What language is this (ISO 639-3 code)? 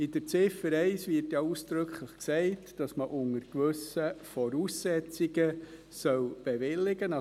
gsw